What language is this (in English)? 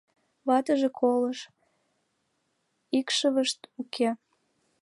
Mari